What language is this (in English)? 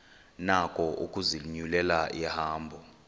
Xhosa